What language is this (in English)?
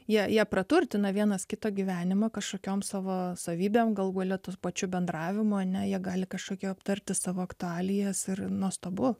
Lithuanian